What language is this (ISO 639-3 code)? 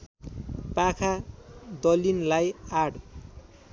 nep